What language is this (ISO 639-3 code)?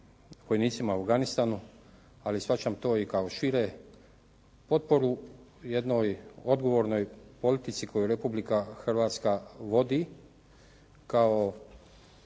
hrv